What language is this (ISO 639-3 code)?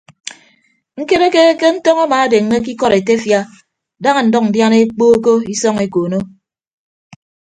ibb